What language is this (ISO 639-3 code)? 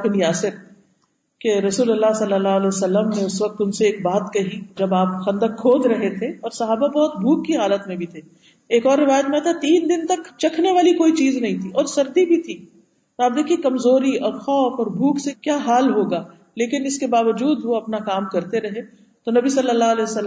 urd